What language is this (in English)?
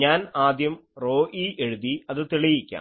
Malayalam